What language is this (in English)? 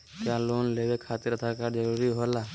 Magahi